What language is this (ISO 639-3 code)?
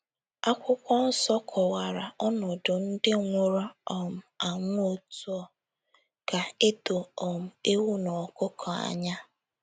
ibo